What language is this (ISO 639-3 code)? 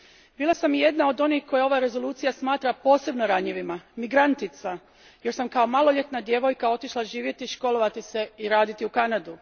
hrv